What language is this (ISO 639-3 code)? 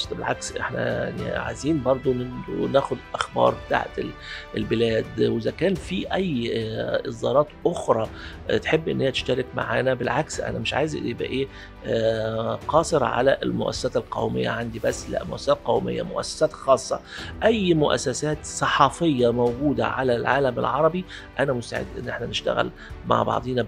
ara